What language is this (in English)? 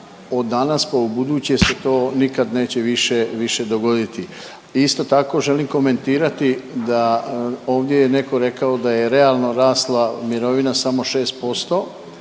Croatian